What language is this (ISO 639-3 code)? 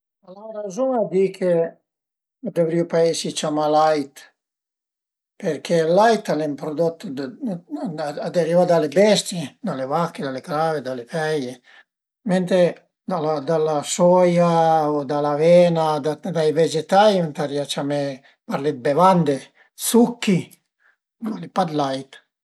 pms